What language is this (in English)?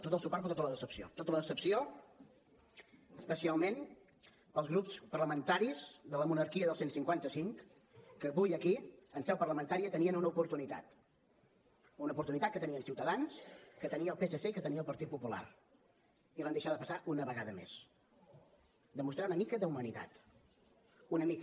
Catalan